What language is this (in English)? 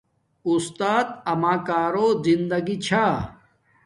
Domaaki